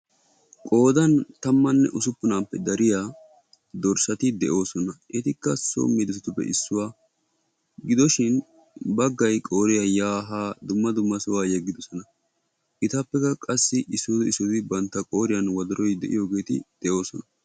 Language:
Wolaytta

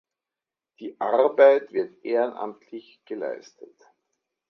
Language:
German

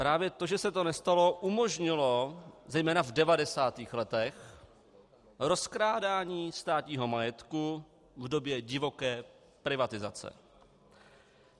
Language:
Czech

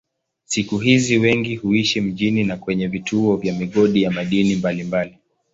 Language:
Swahili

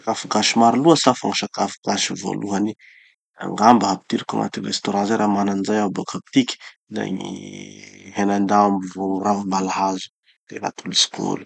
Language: Tanosy Malagasy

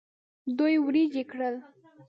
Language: Pashto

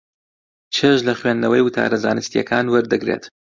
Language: Central Kurdish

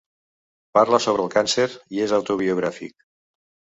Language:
Catalan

